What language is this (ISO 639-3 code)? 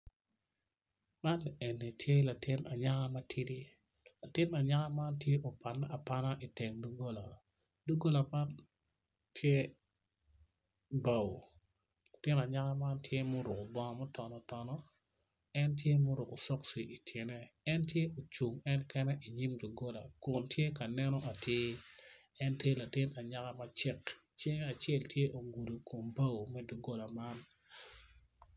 ach